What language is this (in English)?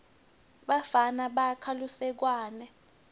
Swati